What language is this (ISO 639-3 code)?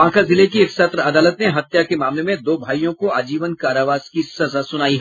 hin